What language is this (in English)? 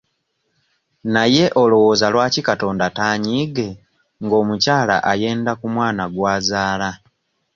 Ganda